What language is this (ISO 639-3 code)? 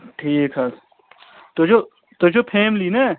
kas